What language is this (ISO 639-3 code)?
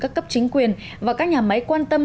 vie